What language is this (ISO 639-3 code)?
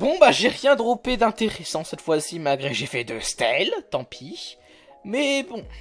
fra